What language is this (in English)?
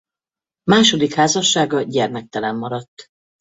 Hungarian